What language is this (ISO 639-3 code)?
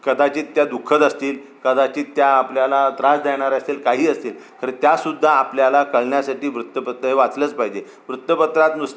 mar